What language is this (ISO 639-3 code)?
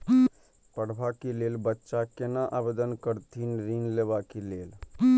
mai